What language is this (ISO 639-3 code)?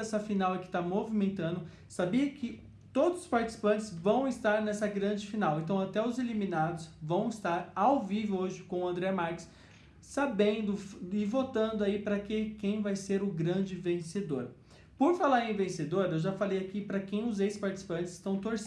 por